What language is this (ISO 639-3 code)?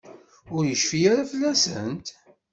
kab